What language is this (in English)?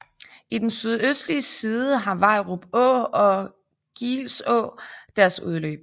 Danish